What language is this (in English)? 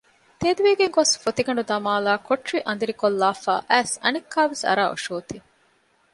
Divehi